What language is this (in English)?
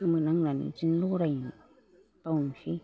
Bodo